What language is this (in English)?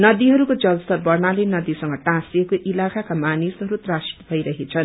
Nepali